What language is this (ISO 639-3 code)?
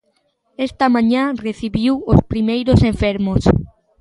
glg